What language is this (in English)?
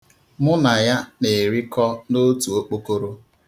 Igbo